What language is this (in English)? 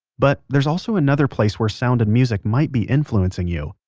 English